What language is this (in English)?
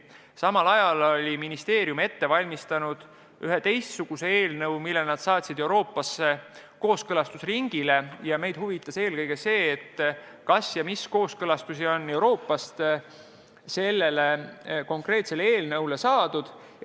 Estonian